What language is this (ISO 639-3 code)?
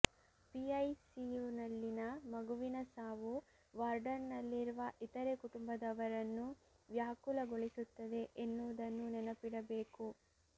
kan